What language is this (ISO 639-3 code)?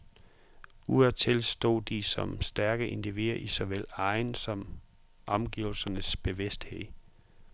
dan